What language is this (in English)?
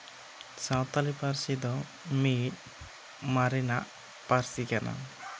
Santali